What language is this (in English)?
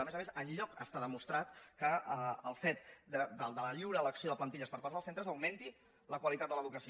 Catalan